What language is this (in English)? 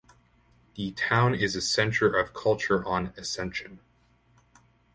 English